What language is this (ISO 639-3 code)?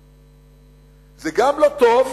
heb